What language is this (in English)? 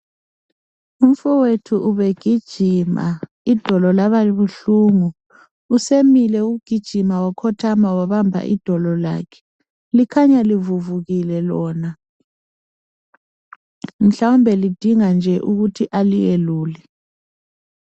North Ndebele